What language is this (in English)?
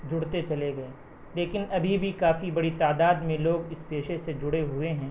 Urdu